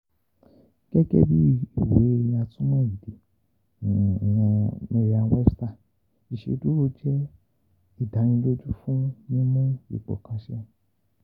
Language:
Yoruba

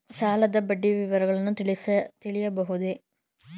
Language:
Kannada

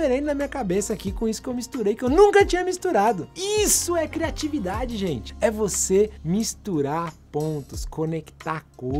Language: Portuguese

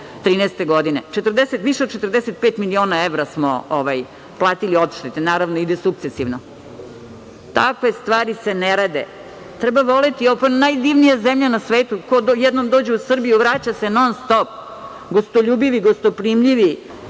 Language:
Serbian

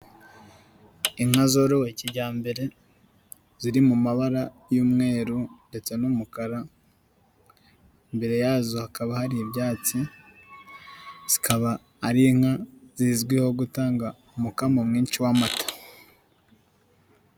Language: Kinyarwanda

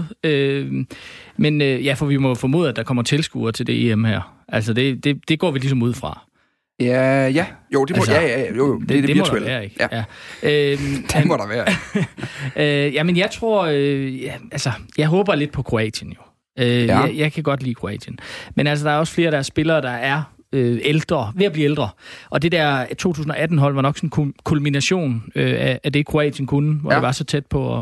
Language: Danish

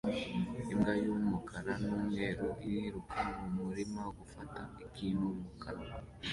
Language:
Kinyarwanda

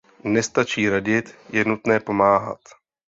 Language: Czech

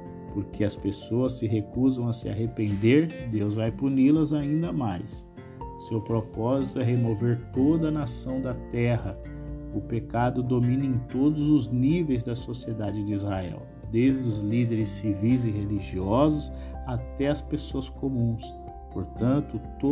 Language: Portuguese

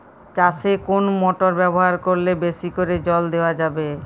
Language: Bangla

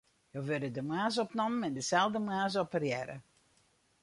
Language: Western Frisian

